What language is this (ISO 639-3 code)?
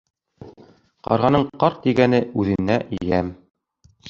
bak